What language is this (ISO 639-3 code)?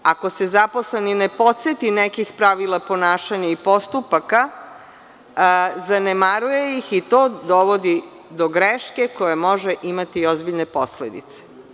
srp